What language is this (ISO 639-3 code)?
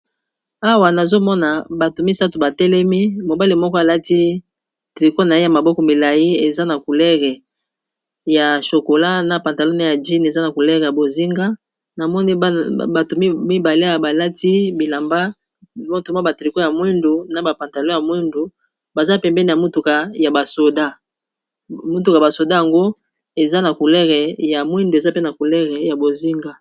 lin